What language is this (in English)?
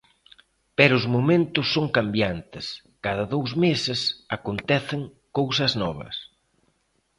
Galician